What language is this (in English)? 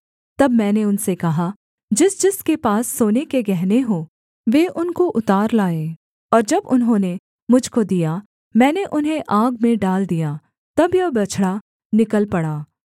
Hindi